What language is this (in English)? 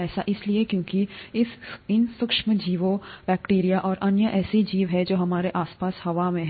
Hindi